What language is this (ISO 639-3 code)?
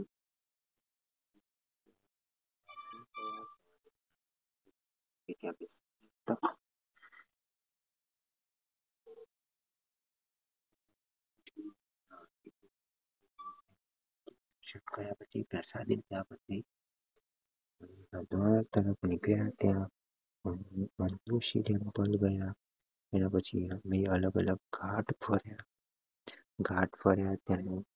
guj